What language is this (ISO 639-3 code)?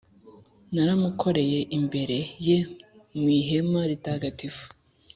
kin